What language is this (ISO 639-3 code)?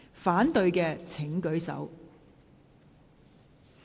yue